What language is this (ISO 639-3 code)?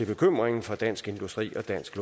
dan